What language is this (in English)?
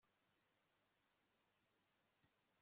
Kinyarwanda